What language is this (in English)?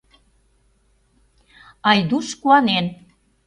Mari